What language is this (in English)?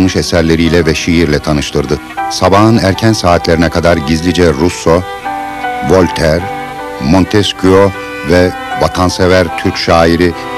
Turkish